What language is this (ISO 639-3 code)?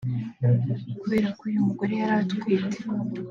kin